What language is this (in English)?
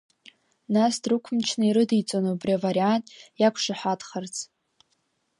Abkhazian